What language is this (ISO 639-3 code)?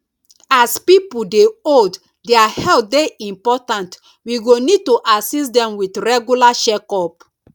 pcm